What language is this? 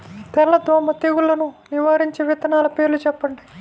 Telugu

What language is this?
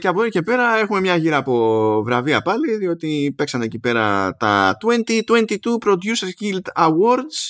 Greek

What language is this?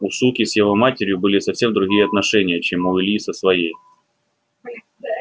Russian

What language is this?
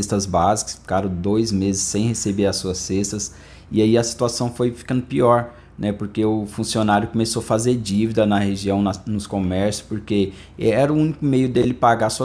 Portuguese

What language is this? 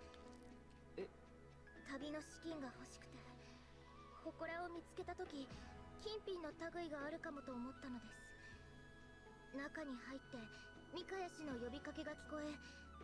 German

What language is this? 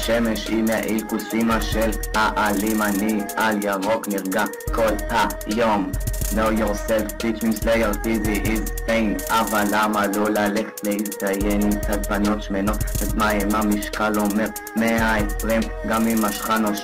Hebrew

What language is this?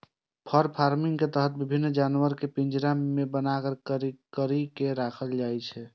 Maithili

